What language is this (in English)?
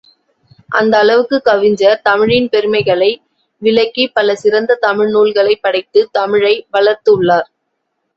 Tamil